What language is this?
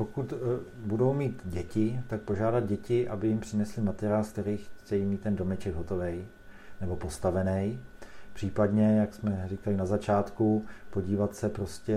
Czech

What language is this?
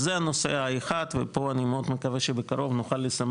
Hebrew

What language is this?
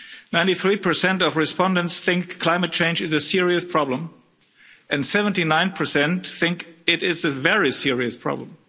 English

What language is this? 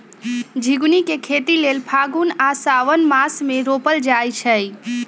Magahi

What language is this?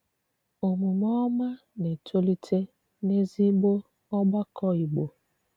Igbo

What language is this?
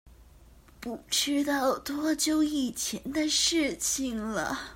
Chinese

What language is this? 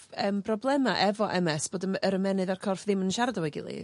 Welsh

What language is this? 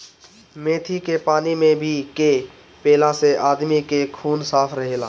Bhojpuri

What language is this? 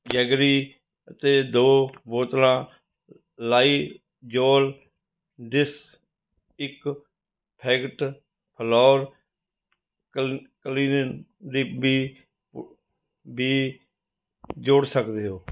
Punjabi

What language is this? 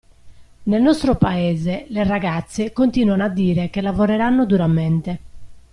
Italian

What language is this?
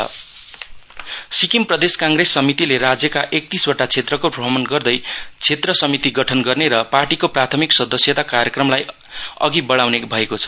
Nepali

